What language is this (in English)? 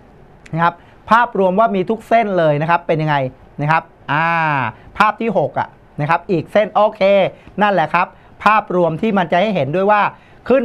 Thai